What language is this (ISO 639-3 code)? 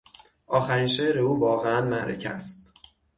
fas